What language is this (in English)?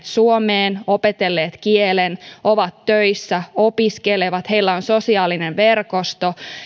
Finnish